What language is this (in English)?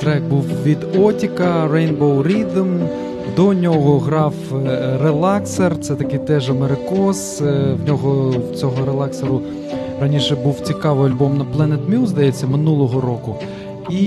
Ukrainian